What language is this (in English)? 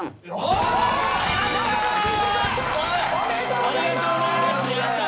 Japanese